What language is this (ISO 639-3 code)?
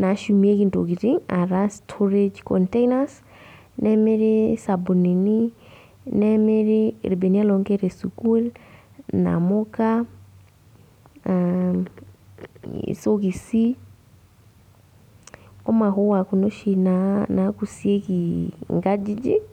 mas